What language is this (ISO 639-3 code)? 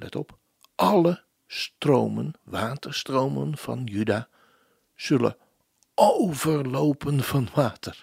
nld